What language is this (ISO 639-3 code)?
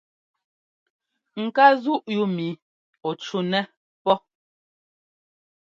jgo